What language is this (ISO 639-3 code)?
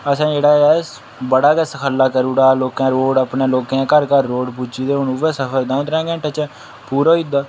doi